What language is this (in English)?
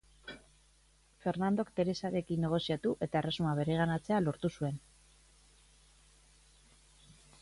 Basque